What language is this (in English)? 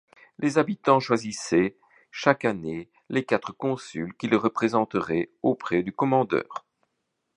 French